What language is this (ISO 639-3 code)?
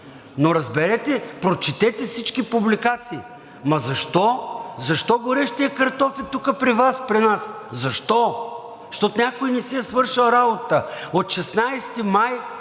bul